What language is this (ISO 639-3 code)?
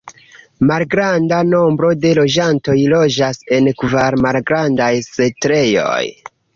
epo